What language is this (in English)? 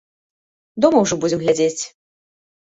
Belarusian